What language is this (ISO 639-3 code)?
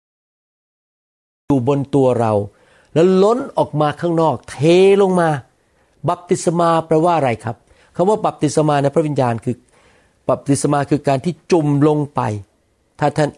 tha